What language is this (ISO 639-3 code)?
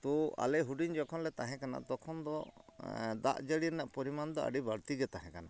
sat